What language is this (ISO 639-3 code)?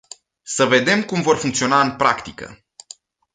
ron